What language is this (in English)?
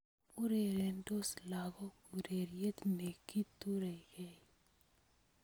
Kalenjin